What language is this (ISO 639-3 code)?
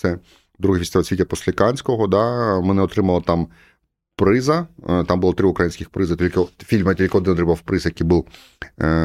ukr